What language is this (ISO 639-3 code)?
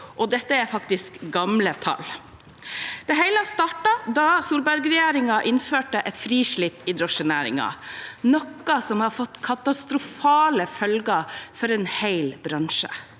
nor